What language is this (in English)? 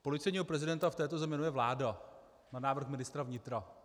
Czech